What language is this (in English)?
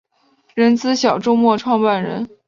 Chinese